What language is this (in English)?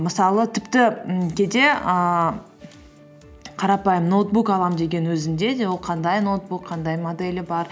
Kazakh